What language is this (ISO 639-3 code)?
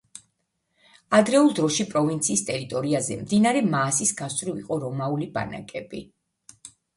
kat